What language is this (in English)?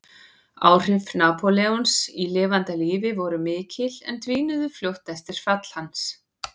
Icelandic